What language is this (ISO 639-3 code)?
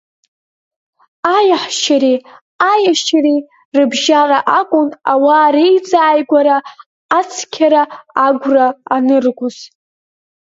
abk